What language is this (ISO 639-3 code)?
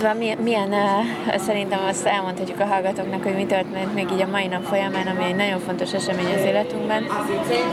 hun